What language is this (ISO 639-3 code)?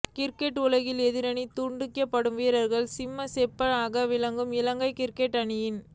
tam